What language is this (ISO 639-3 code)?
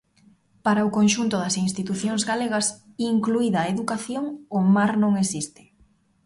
glg